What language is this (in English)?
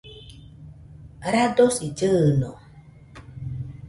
Nüpode Huitoto